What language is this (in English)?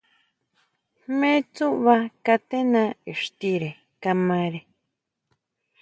Huautla Mazatec